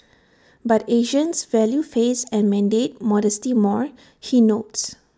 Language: English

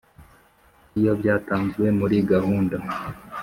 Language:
Kinyarwanda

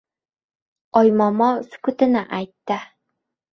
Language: Uzbek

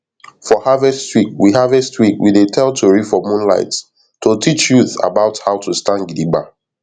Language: Nigerian Pidgin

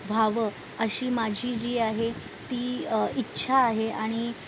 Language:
Marathi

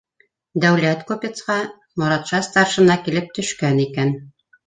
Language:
Bashkir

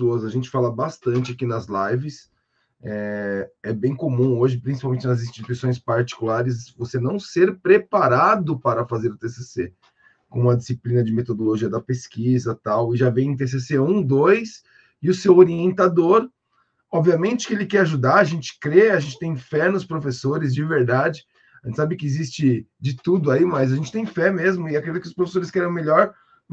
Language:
Portuguese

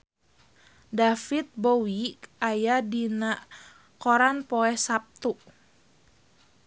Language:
Sundanese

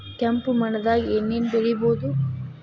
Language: Kannada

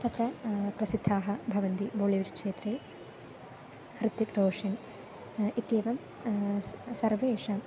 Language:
Sanskrit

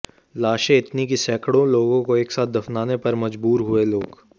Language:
Hindi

